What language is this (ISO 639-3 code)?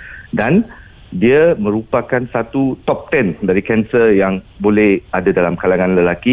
msa